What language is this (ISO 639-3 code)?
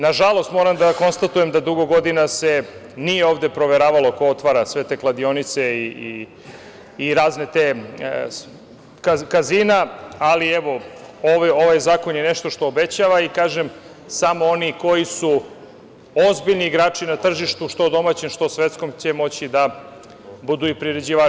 srp